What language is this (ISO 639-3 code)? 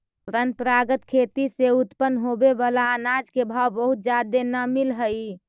mag